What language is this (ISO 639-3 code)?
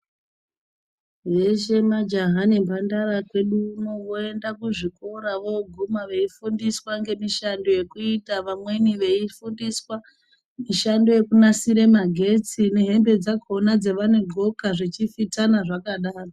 ndc